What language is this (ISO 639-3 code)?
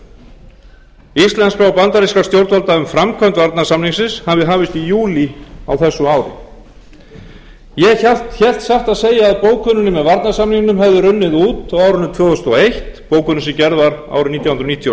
isl